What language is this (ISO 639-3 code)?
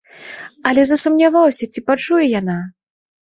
bel